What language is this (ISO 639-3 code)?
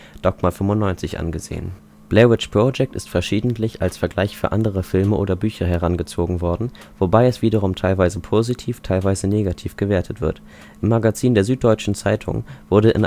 deu